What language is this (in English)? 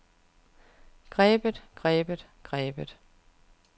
Danish